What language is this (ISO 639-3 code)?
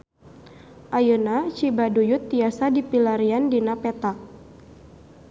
sun